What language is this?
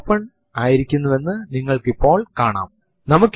Malayalam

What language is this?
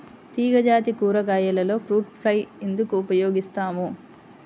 Telugu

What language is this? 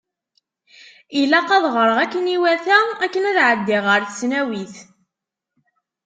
Kabyle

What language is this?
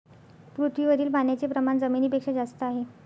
Marathi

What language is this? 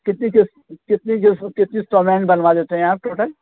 Urdu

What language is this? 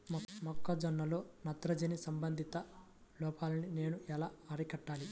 Telugu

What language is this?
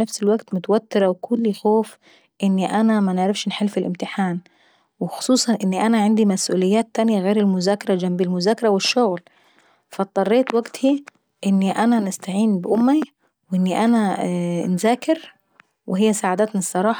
Saidi Arabic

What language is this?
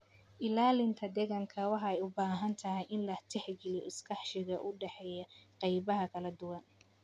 Somali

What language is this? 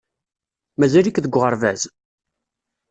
Kabyle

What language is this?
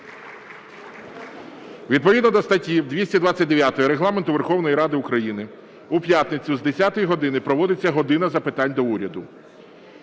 Ukrainian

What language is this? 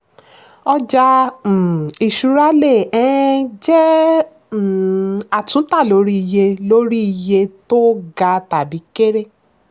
Yoruba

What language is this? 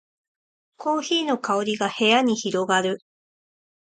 Japanese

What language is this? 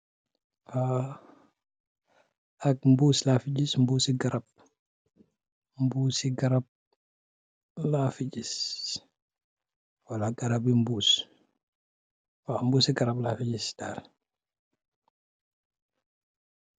Wolof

